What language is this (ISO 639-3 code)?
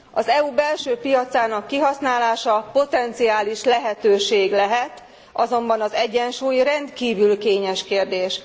hun